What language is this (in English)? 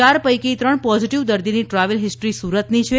Gujarati